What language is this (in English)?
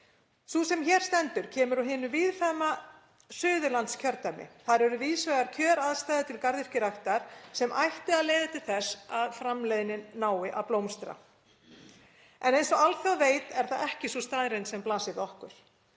Icelandic